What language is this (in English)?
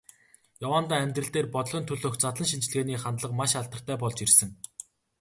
Mongolian